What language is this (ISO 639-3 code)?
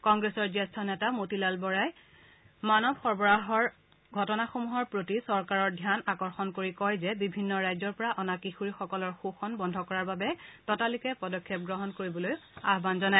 asm